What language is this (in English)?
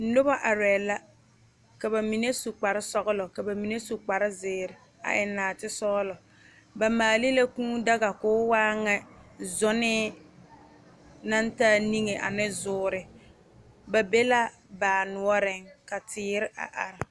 Southern Dagaare